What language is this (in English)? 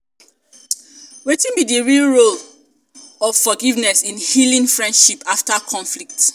Nigerian Pidgin